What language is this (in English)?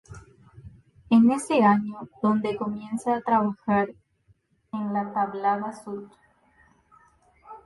Spanish